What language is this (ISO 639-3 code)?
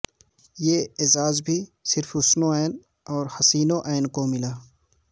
urd